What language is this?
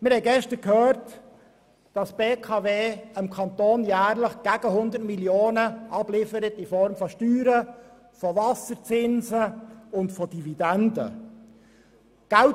Swiss German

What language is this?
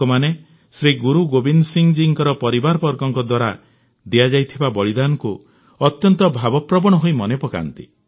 Odia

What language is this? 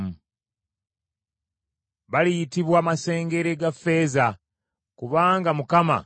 Ganda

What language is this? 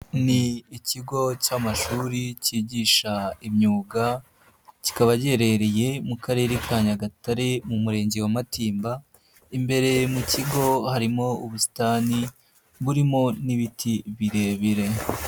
Kinyarwanda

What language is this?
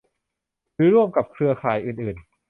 Thai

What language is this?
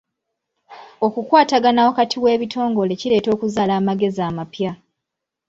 Ganda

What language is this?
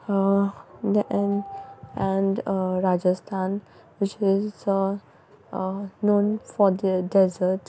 Konkani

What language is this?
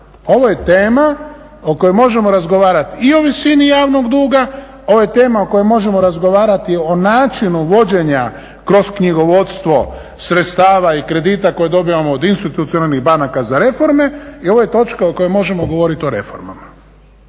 Croatian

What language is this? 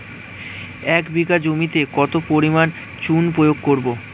Bangla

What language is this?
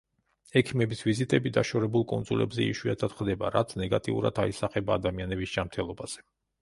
Georgian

